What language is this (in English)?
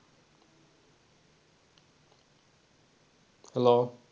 Bangla